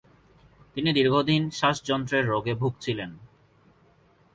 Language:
Bangla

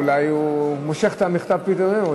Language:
Hebrew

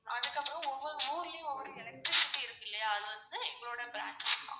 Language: Tamil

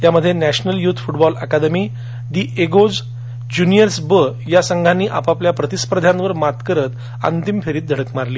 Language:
Marathi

